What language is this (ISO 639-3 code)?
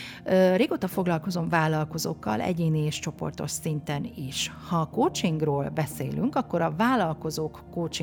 hun